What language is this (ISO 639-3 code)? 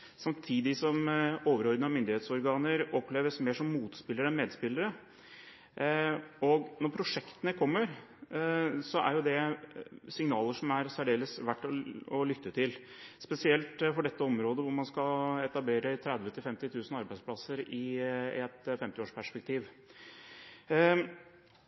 nob